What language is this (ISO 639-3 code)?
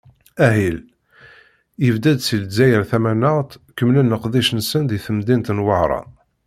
kab